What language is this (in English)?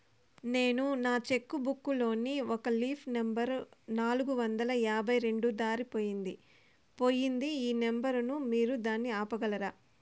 Telugu